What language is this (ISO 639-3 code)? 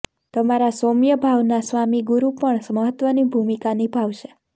guj